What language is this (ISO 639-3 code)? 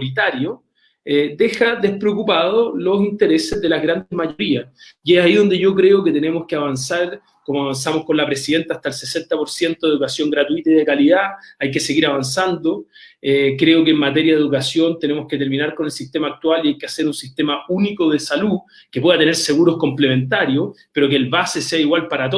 spa